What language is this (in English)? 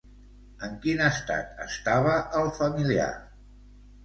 Catalan